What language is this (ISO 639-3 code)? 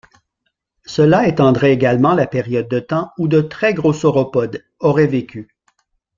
fra